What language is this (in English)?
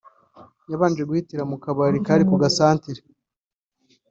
Kinyarwanda